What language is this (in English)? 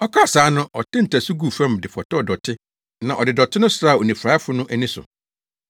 Akan